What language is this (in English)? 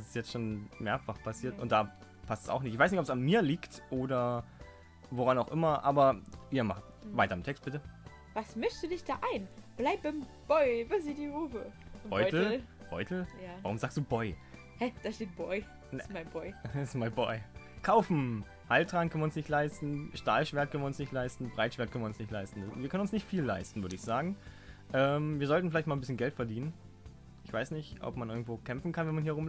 German